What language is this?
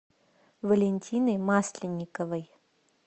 Russian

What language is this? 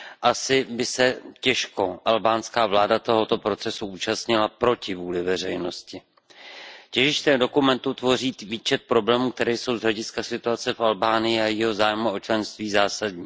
Czech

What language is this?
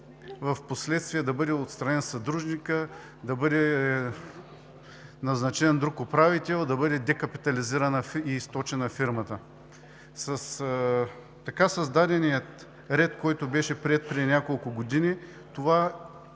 Bulgarian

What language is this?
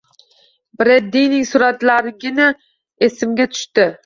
Uzbek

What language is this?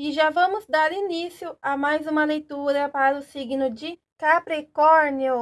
Portuguese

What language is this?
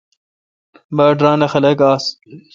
Kalkoti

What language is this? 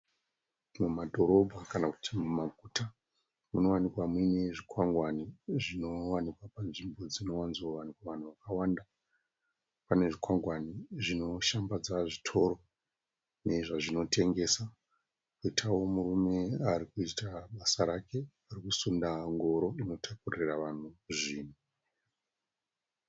Shona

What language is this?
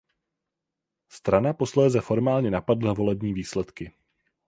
Czech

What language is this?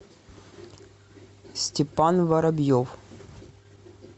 Russian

